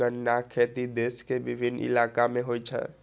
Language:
Maithili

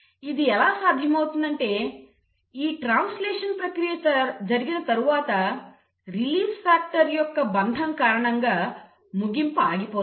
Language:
Telugu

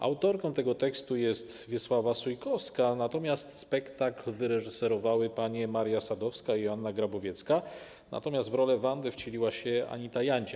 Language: Polish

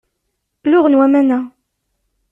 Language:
Kabyle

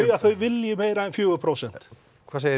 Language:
Icelandic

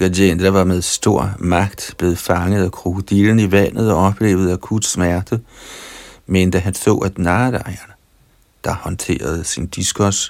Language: Danish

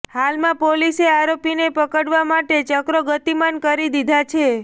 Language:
Gujarati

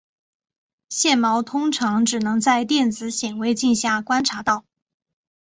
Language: Chinese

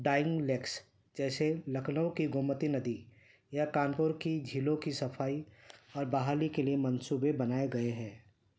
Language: Urdu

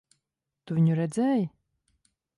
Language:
Latvian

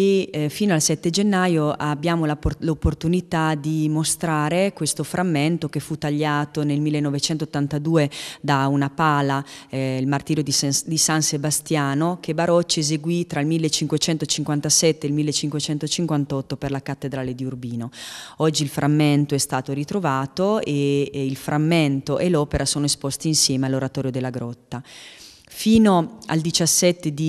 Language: Italian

